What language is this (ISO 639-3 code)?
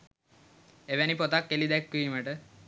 sin